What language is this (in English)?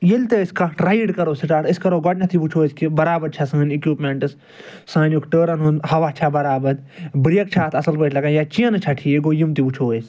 Kashmiri